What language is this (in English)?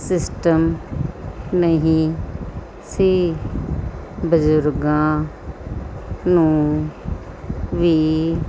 Punjabi